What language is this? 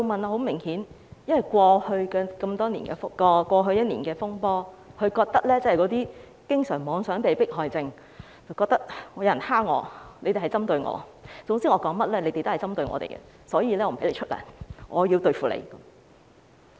Cantonese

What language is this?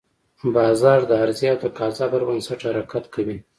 Pashto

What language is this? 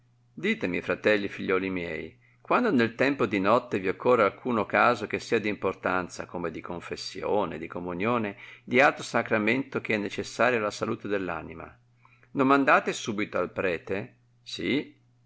Italian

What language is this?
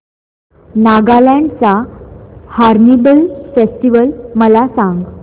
Marathi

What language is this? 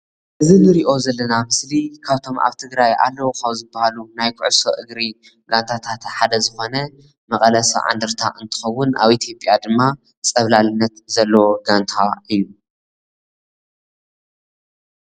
Tigrinya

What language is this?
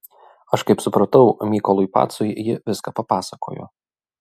Lithuanian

